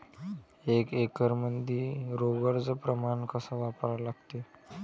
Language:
Marathi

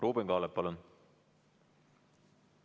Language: Estonian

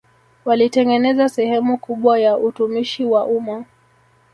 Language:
Swahili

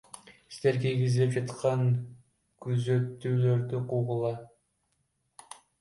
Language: Kyrgyz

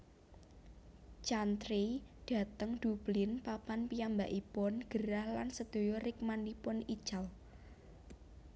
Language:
Javanese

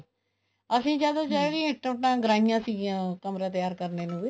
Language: Punjabi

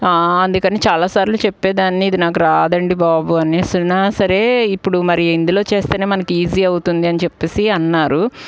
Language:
Telugu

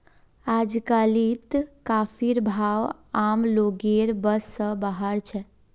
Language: Magahi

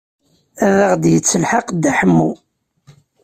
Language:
Kabyle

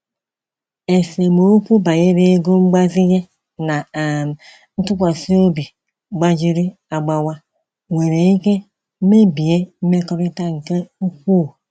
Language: Igbo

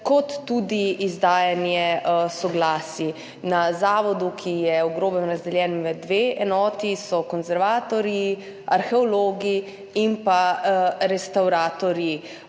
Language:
Slovenian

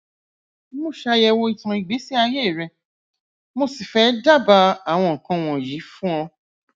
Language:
Yoruba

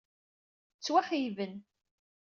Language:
Kabyle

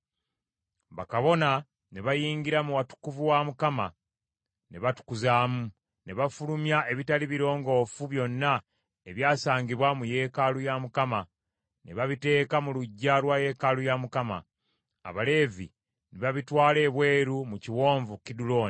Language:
Ganda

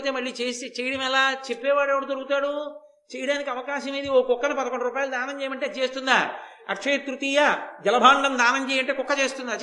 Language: Telugu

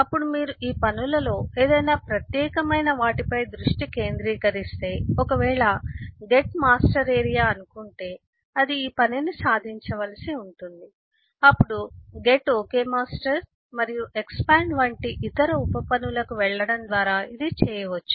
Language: Telugu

